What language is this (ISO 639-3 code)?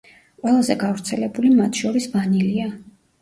kat